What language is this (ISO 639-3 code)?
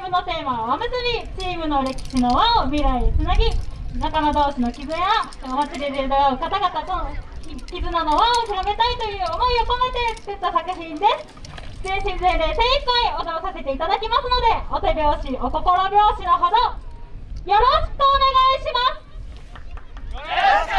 jpn